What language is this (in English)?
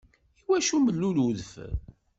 Kabyle